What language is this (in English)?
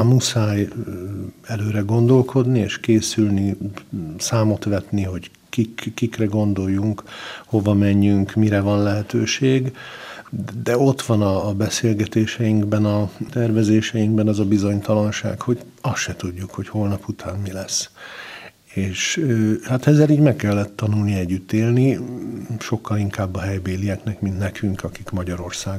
Hungarian